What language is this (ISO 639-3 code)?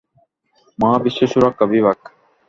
ben